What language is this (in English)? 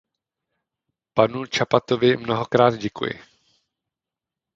Czech